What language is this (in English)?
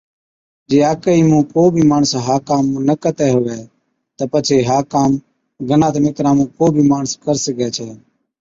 Od